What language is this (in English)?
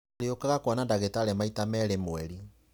Kikuyu